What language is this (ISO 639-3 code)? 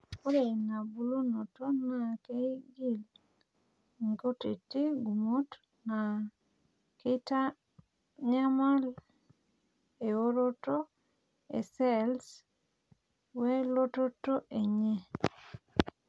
mas